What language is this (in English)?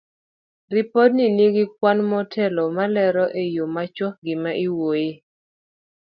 Luo (Kenya and Tanzania)